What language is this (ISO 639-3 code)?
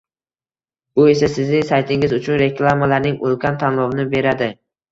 uzb